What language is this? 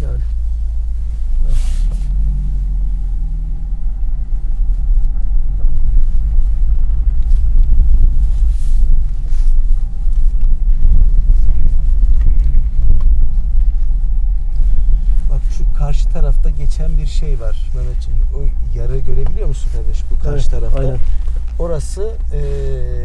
Turkish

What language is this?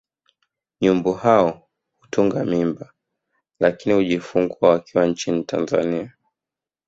Swahili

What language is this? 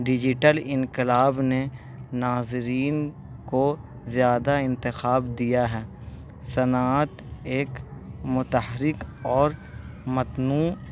Urdu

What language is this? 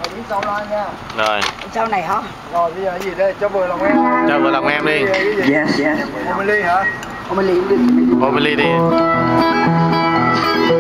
Vietnamese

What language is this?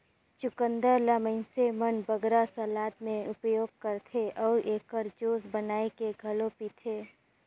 Chhattisgarhi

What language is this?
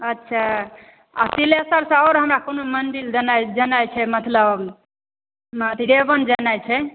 Maithili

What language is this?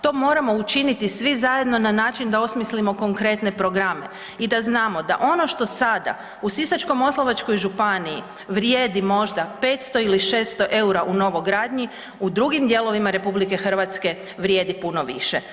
Croatian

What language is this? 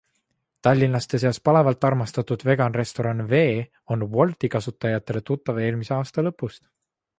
Estonian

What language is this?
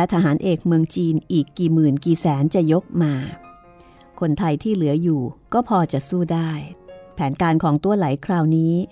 Thai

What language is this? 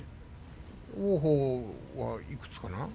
Japanese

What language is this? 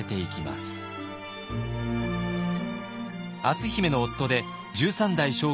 Japanese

